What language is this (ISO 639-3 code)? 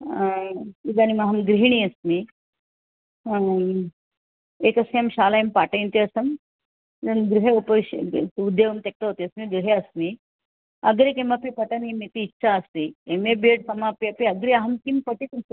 san